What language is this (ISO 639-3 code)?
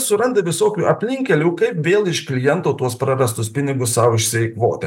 lit